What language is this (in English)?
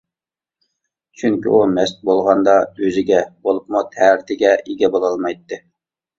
Uyghur